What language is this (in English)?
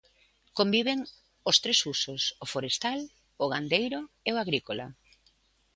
Galician